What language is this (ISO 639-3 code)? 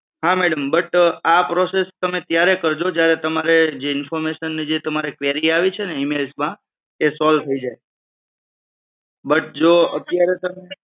guj